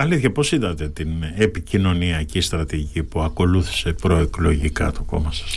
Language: Greek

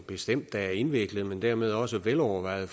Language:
Danish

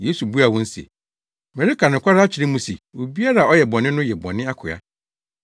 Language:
Akan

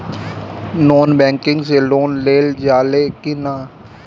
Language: Bhojpuri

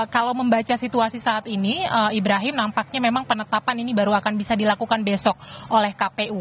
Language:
Indonesian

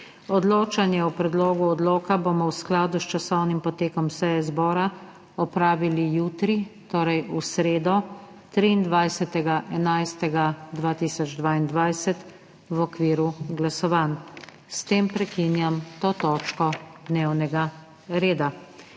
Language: Slovenian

